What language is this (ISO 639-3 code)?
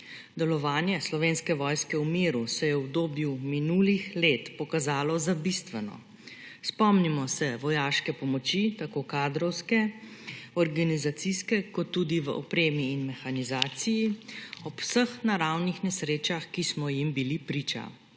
slv